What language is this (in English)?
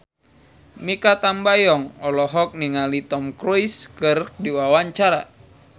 Sundanese